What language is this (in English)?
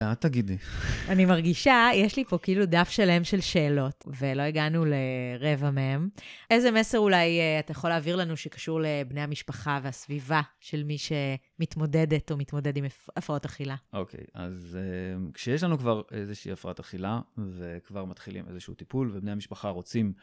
Hebrew